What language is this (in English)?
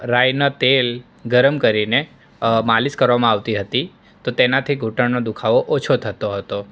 Gujarati